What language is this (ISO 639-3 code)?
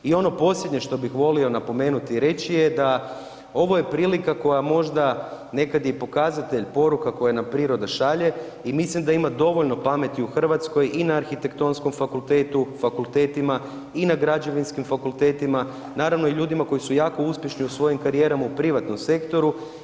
hrv